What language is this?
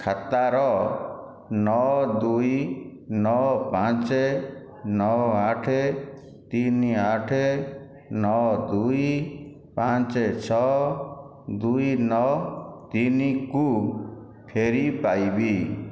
Odia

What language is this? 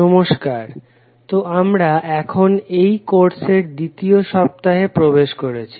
Bangla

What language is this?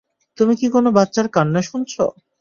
Bangla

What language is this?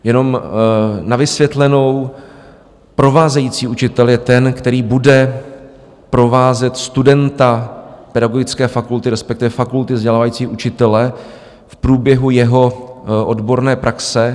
Czech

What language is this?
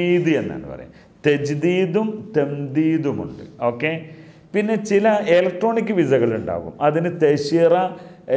Arabic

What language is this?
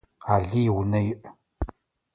Adyghe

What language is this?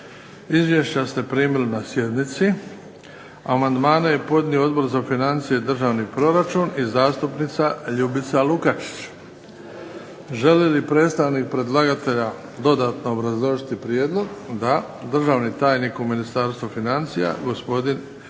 Croatian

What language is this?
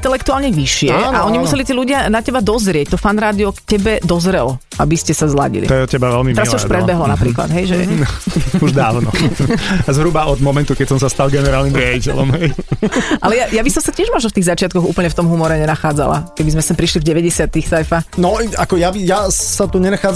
Slovak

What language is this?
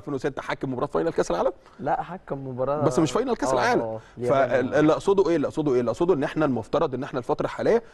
Arabic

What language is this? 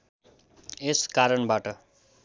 Nepali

